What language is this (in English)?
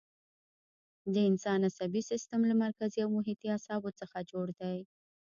Pashto